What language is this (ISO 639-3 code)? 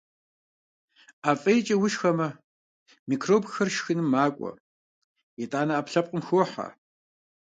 kbd